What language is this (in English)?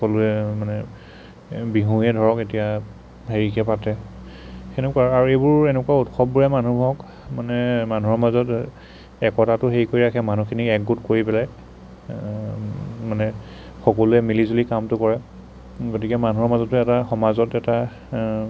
Assamese